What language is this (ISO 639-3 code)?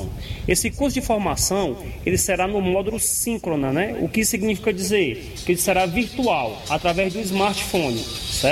por